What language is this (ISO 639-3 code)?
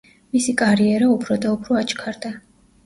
kat